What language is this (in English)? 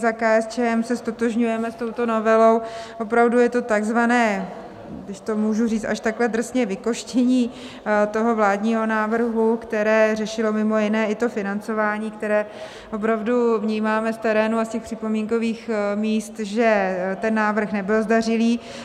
Czech